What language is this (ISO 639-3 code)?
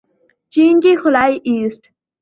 urd